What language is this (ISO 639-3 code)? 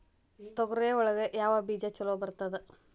kan